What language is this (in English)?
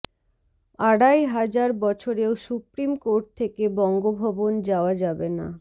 Bangla